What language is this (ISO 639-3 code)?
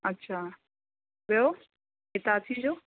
snd